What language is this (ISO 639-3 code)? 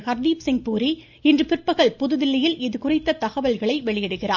tam